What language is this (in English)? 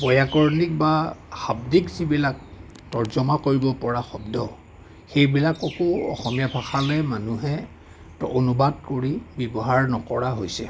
Assamese